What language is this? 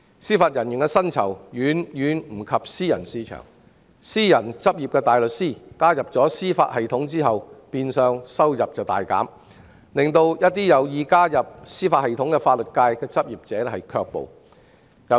Cantonese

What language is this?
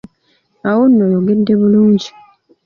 Ganda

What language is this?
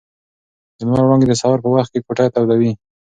Pashto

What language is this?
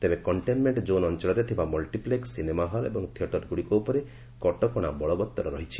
Odia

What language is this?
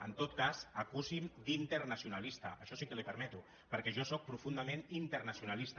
Catalan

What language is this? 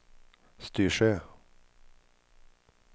Swedish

